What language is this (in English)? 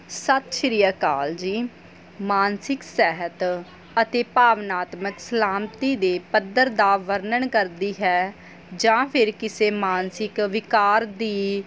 Punjabi